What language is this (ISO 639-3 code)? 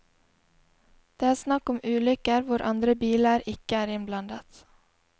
nor